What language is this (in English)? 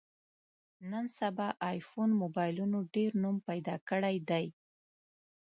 Pashto